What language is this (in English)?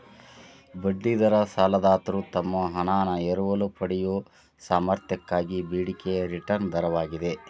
Kannada